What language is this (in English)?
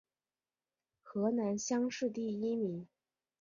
Chinese